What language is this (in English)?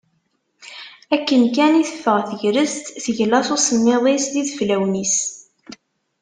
Kabyle